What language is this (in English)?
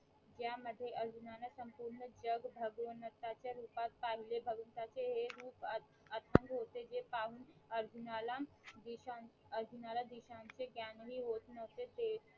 Marathi